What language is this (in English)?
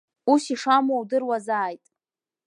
Abkhazian